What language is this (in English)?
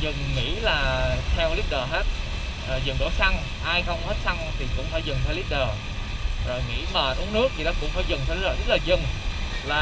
Vietnamese